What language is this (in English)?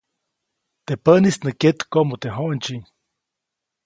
Copainalá Zoque